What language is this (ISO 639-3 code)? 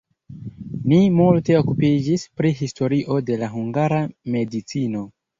epo